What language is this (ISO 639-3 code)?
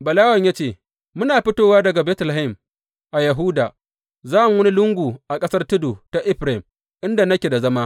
hau